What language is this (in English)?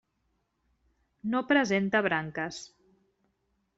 Catalan